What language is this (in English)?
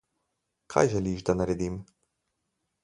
Slovenian